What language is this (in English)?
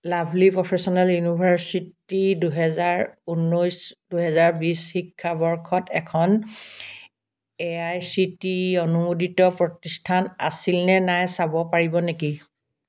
Assamese